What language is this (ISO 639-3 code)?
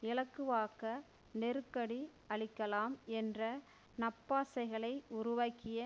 tam